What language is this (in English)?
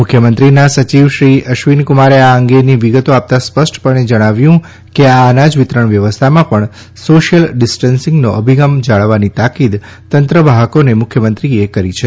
Gujarati